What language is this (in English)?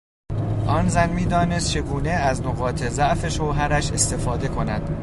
Persian